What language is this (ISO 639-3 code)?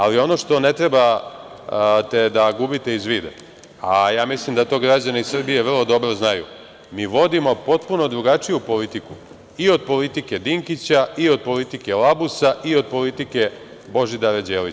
srp